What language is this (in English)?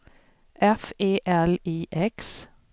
Swedish